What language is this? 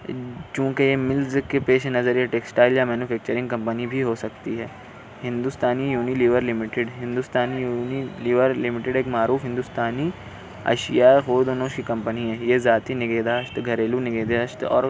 Urdu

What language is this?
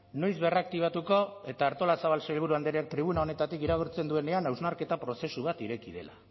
Basque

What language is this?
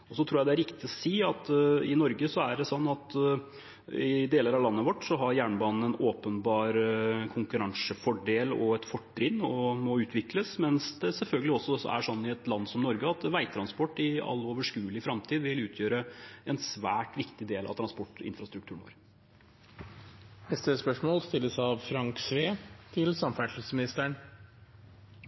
Norwegian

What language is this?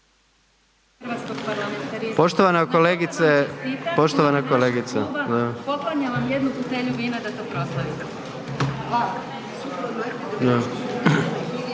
Croatian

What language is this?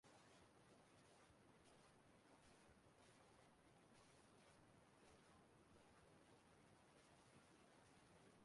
Igbo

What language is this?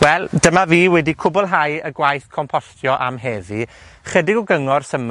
Welsh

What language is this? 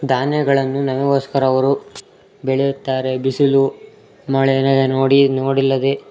Kannada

